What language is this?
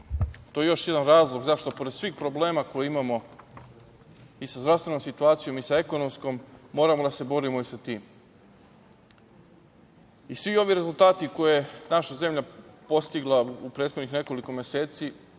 Serbian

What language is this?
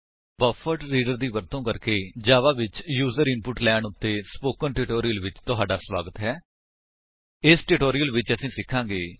Punjabi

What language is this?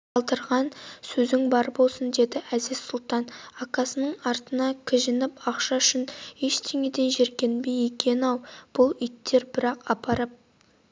Kazakh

